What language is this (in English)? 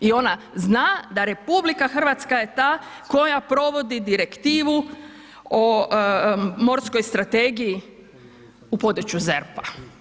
Croatian